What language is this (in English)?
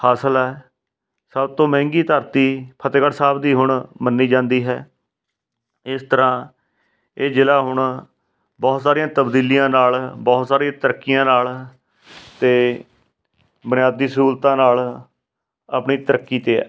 Punjabi